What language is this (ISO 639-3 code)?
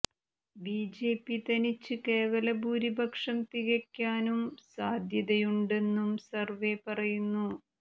mal